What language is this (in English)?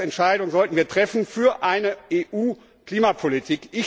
German